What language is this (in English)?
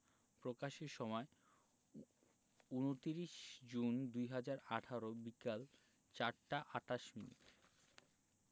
Bangla